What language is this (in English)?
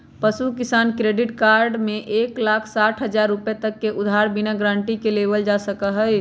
Magahi